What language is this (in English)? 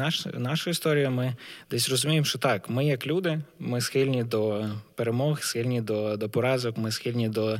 Ukrainian